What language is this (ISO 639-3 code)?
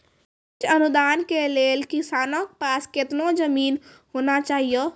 mai